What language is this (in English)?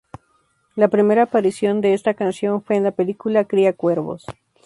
Spanish